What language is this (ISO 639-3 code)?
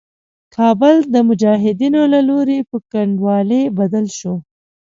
pus